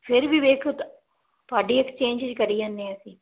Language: Punjabi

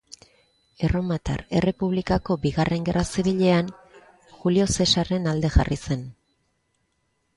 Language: Basque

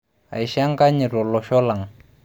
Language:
Masai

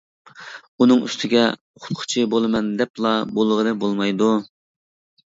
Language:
Uyghur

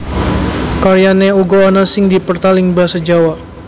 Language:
Javanese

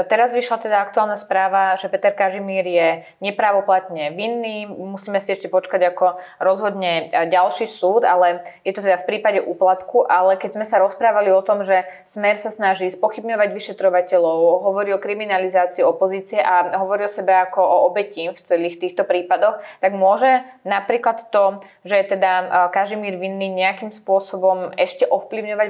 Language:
Slovak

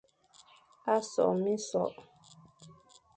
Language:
Fang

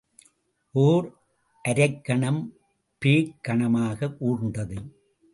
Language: Tamil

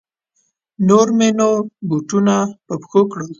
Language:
Pashto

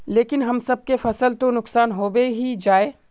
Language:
Magahi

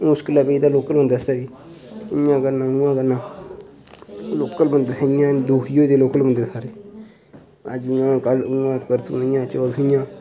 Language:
Dogri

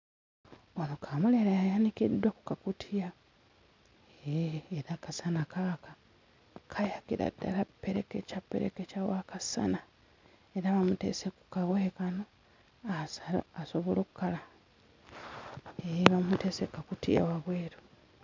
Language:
Ganda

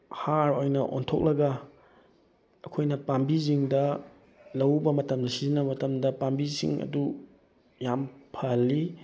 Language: Manipuri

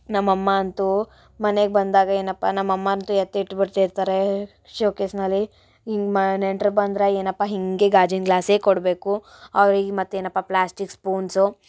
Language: Kannada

